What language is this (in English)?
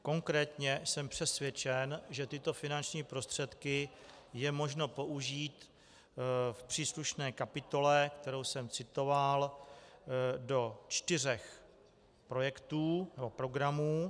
Czech